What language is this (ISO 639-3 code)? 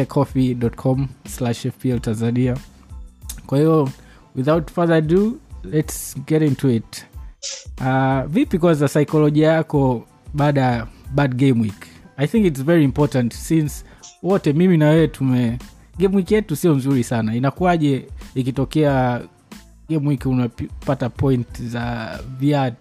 swa